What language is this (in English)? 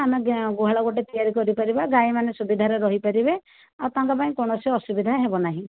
Odia